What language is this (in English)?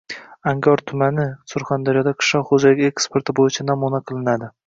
Uzbek